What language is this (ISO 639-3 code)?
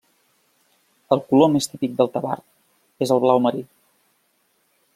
cat